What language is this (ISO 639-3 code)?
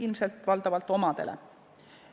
est